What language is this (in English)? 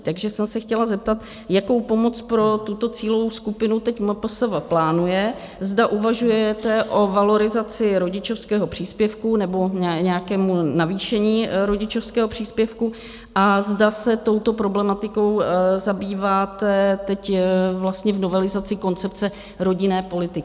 Czech